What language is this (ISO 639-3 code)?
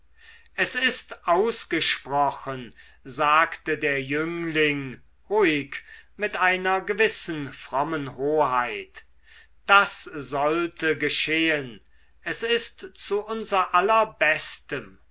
deu